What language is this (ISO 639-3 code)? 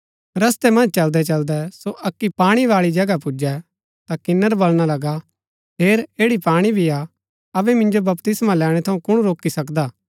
gbk